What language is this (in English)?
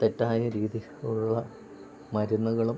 Malayalam